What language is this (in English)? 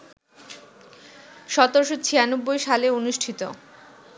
Bangla